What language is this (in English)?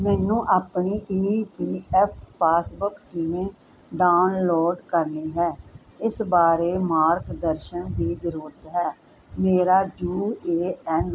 Punjabi